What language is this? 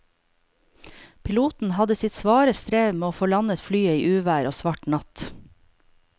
Norwegian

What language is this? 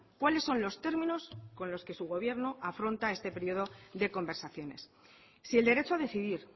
Spanish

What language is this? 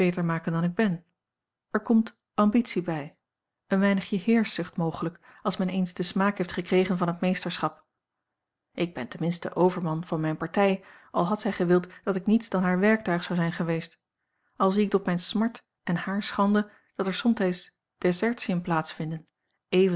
Dutch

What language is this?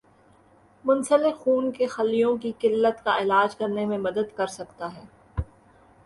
Urdu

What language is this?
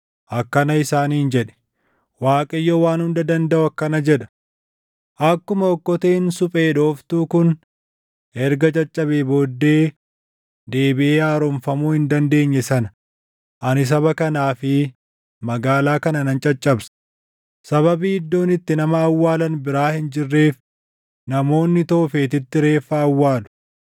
Oromo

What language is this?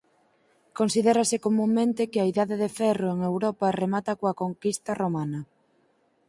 Galician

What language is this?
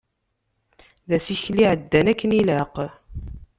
Kabyle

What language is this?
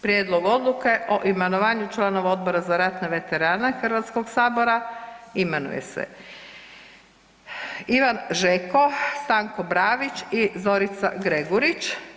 Croatian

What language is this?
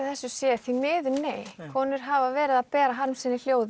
Icelandic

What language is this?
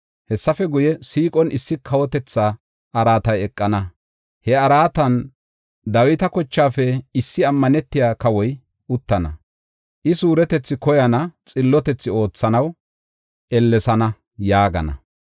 Gofa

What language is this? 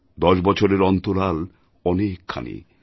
Bangla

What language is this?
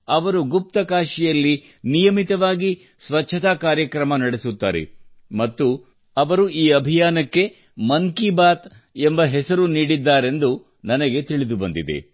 Kannada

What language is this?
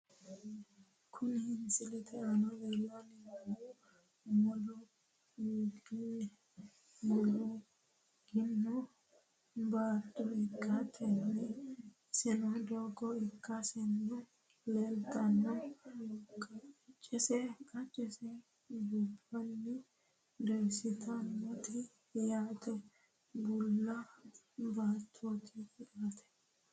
Sidamo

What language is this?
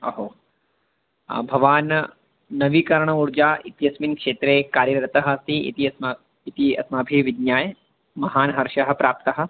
Sanskrit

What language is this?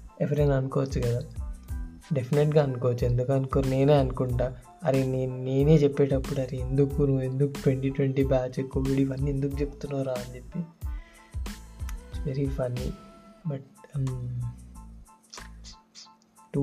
Telugu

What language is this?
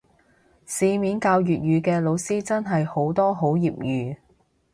Cantonese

